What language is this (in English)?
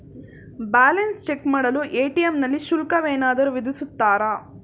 Kannada